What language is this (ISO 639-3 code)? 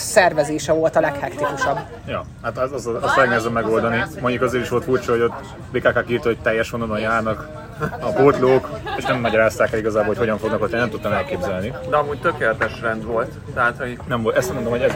hun